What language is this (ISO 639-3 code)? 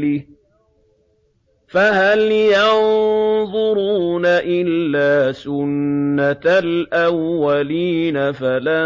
ara